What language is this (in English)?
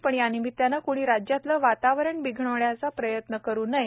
Marathi